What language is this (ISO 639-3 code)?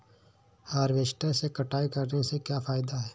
hin